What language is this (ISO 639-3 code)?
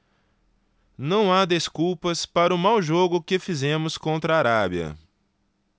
por